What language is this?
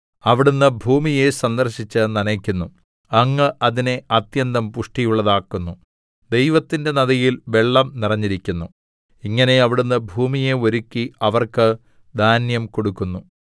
Malayalam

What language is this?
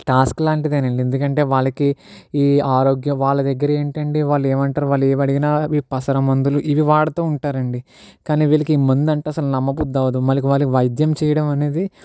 Telugu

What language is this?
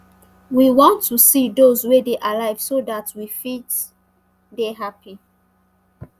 Nigerian Pidgin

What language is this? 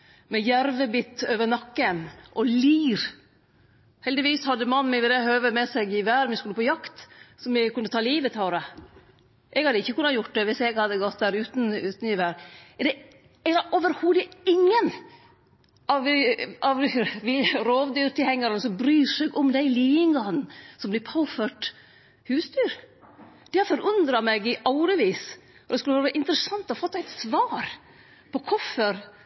Norwegian Nynorsk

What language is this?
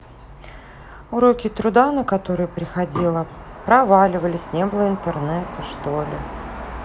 Russian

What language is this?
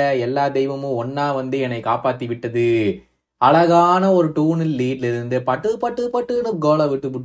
Tamil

